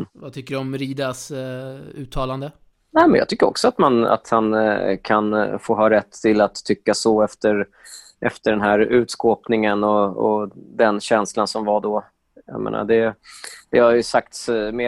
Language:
Swedish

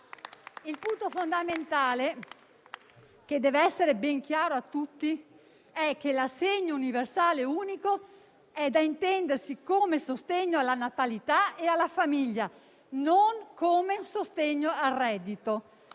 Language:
Italian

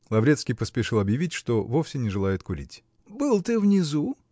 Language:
Russian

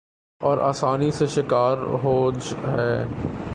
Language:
Urdu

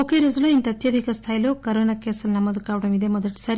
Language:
Telugu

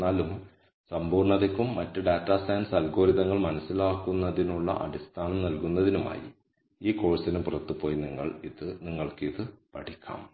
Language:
Malayalam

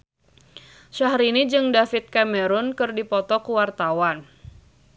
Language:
Sundanese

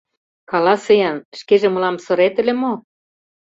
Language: Mari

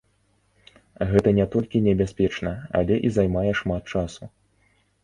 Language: Belarusian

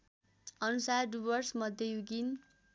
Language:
Nepali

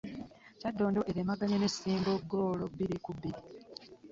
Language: Ganda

